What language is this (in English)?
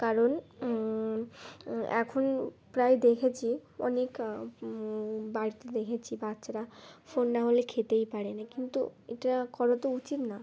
Bangla